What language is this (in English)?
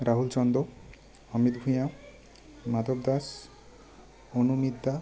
Bangla